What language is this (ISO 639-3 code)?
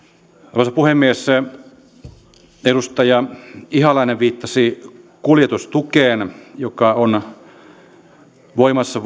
fin